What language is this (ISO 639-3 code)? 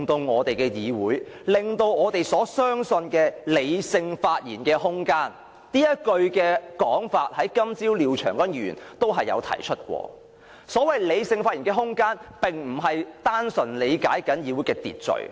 yue